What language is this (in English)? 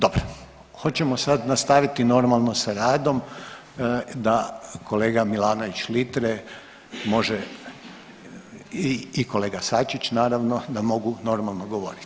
Croatian